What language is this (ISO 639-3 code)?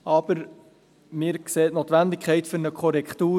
gsw